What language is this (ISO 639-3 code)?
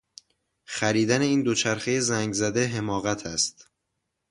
fas